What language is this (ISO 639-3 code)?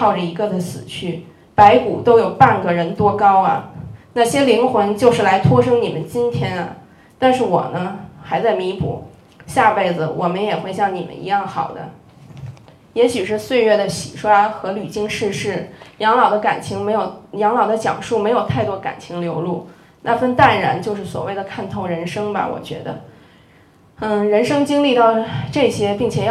zho